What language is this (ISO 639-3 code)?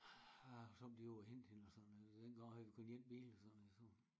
dan